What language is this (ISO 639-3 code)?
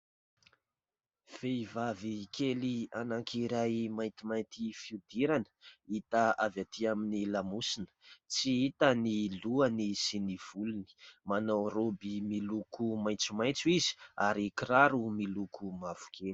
mlg